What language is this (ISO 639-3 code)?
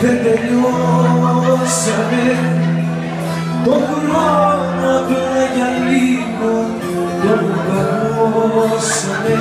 ell